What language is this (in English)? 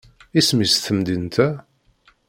Kabyle